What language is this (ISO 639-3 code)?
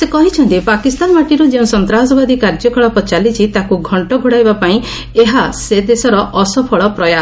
ori